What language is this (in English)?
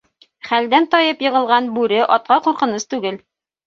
Bashkir